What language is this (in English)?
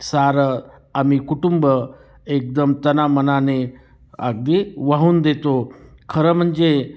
Marathi